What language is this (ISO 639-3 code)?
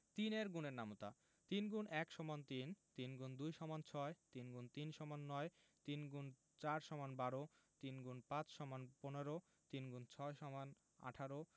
ben